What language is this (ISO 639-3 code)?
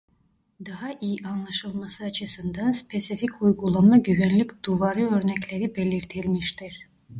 tur